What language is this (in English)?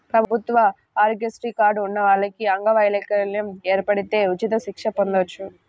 Telugu